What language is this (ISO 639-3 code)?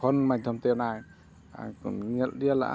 sat